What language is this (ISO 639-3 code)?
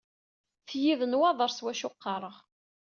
kab